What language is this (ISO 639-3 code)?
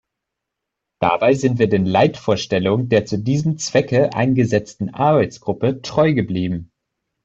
deu